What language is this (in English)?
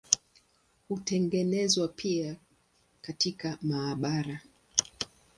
Swahili